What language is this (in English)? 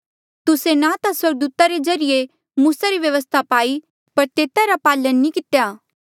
Mandeali